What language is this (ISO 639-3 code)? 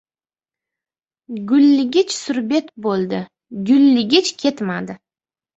uzb